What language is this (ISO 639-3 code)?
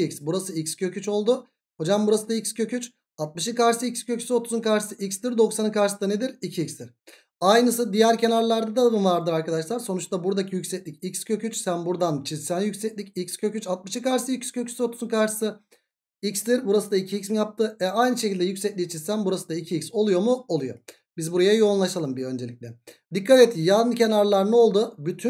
tur